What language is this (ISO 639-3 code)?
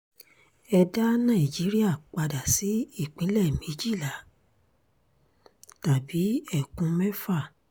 yor